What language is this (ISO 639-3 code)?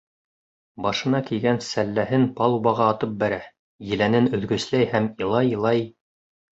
bak